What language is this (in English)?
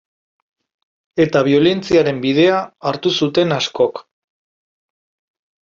Basque